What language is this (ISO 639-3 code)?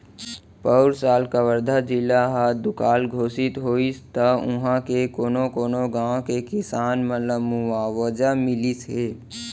hne